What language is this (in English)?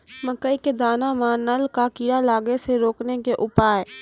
Maithili